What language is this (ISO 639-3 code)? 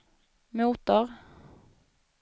swe